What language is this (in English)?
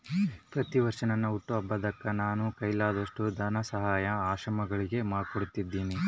Kannada